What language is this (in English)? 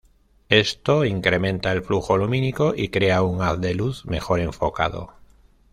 Spanish